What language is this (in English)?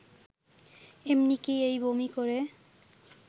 Bangla